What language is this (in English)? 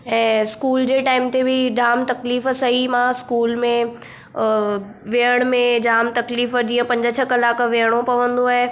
Sindhi